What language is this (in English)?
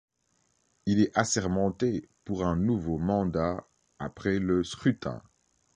French